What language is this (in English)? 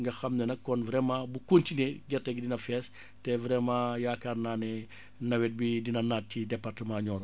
Wolof